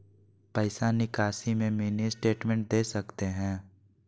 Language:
Magahi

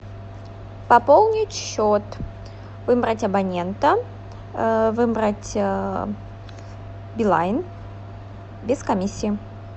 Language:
Russian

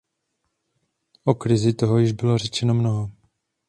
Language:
Czech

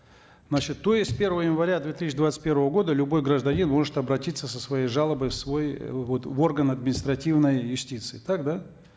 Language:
Kazakh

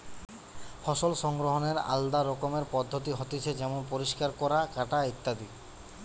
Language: Bangla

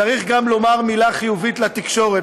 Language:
Hebrew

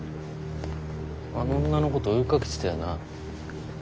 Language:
Japanese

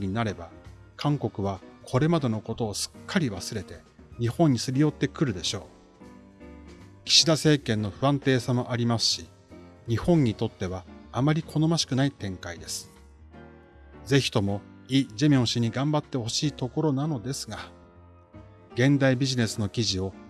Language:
Japanese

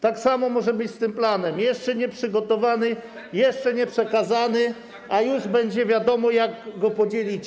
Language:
Polish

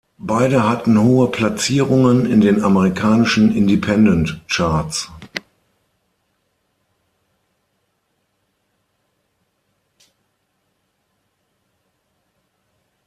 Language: German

